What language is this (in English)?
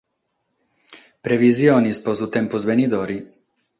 Sardinian